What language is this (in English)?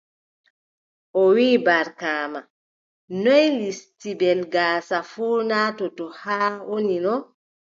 Adamawa Fulfulde